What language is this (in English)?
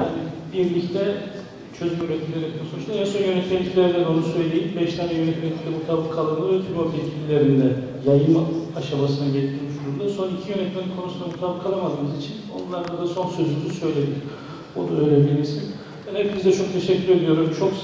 Turkish